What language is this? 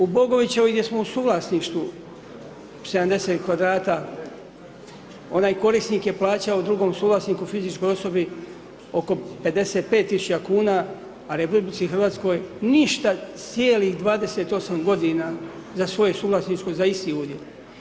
Croatian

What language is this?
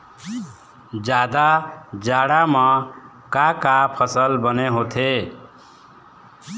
Chhattisgarhi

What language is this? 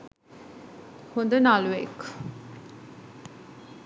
Sinhala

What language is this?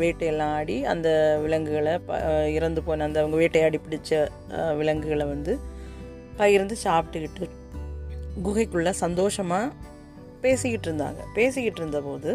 Tamil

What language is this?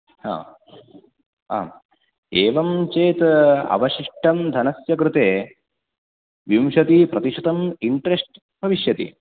Sanskrit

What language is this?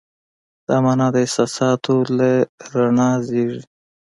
Pashto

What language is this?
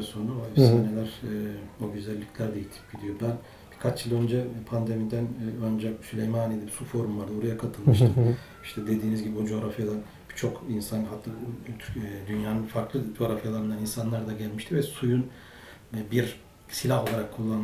Turkish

